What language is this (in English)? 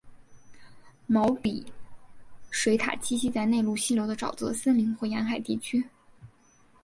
Chinese